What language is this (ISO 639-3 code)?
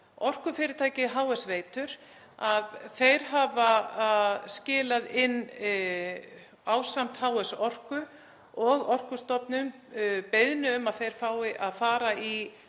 isl